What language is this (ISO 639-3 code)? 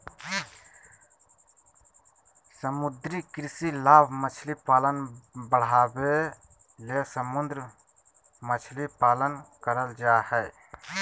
mag